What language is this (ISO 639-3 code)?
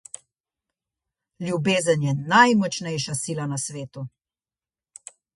slv